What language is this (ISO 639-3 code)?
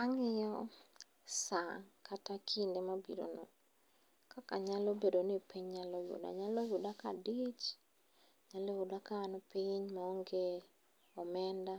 luo